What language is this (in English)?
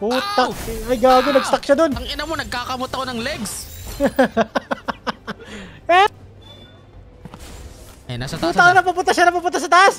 Filipino